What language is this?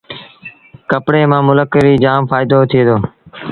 Sindhi Bhil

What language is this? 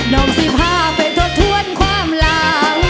Thai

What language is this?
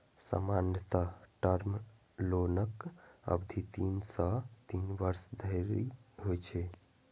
Maithili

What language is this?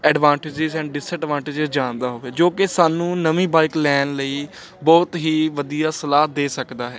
Punjabi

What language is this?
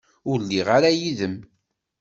Kabyle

